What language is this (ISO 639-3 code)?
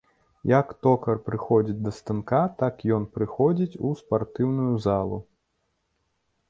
bel